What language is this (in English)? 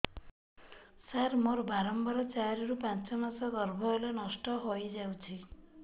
Odia